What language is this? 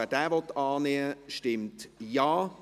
Swiss German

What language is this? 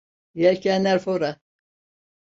Turkish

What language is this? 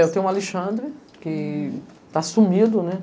Portuguese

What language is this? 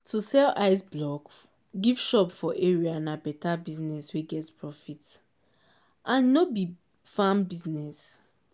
Nigerian Pidgin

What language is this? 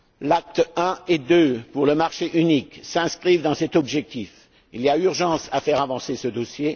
French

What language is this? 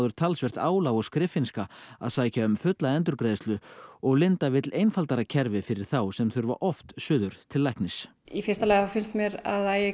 Icelandic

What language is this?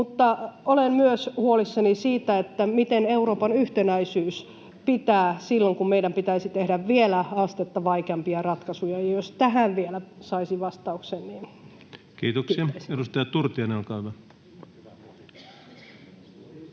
Finnish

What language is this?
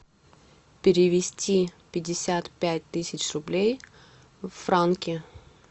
Russian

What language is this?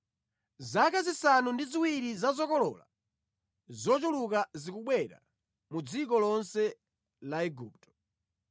Nyanja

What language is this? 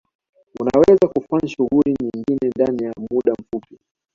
Swahili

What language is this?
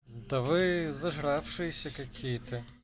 Russian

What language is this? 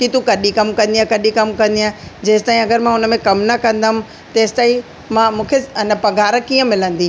Sindhi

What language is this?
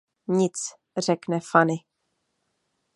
Czech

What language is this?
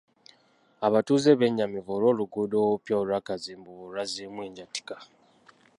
Ganda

